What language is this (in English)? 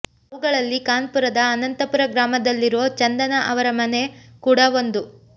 Kannada